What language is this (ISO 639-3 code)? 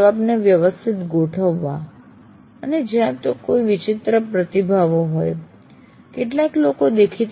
guj